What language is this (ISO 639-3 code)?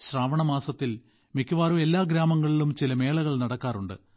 mal